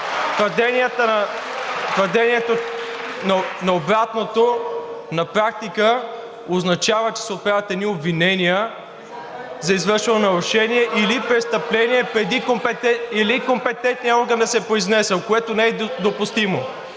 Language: Bulgarian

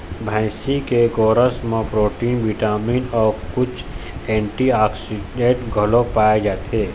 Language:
Chhattisgarhi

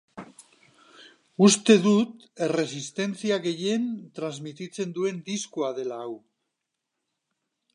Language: Basque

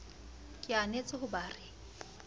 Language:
Southern Sotho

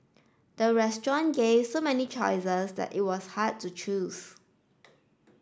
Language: English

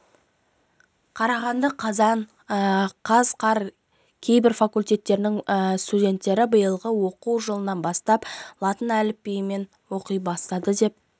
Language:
Kazakh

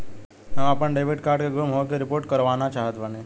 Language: Bhojpuri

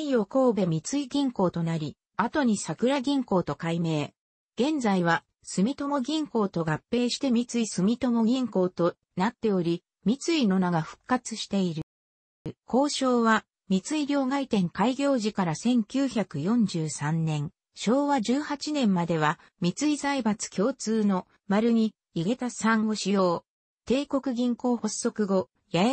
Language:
Japanese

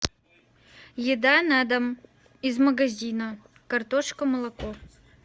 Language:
Russian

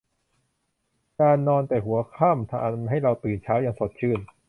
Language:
Thai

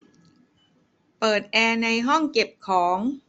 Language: Thai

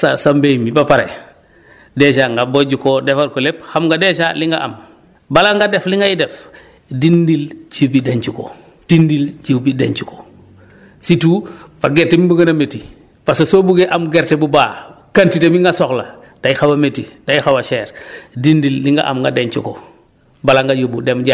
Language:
Wolof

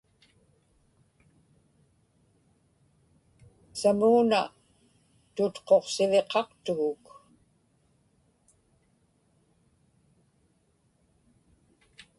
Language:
Inupiaq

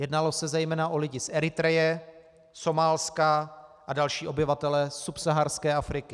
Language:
Czech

